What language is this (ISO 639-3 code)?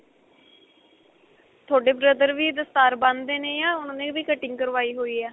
pan